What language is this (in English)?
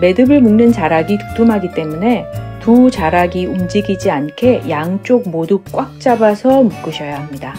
Korean